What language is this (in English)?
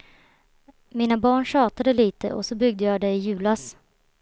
Swedish